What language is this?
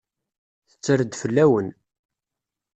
Kabyle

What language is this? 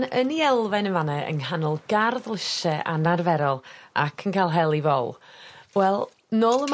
Welsh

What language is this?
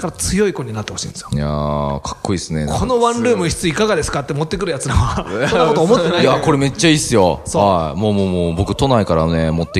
Japanese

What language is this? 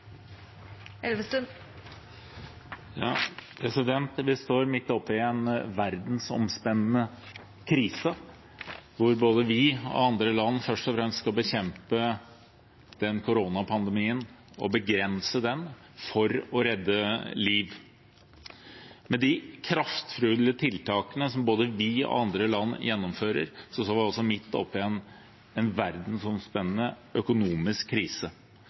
Norwegian Bokmål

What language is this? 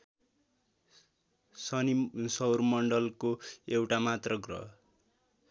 Nepali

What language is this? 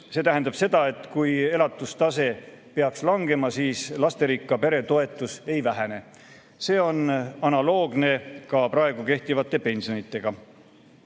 Estonian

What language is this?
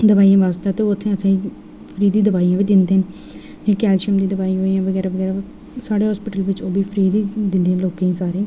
Dogri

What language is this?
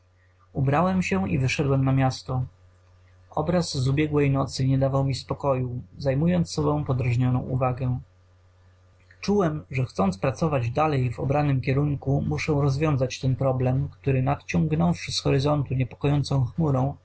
Polish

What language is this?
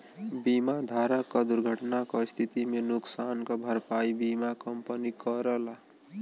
Bhojpuri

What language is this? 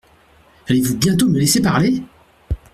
French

